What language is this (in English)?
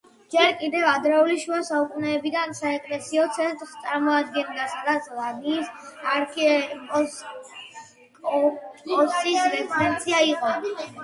Georgian